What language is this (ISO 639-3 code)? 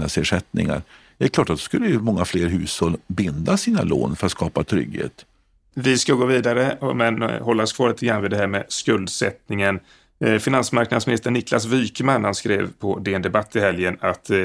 swe